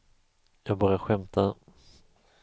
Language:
Swedish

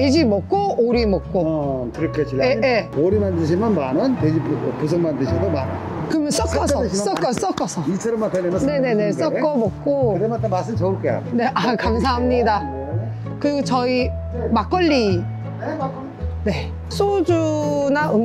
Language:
Korean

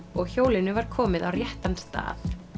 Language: Icelandic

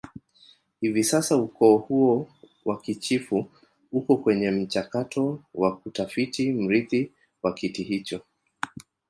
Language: Swahili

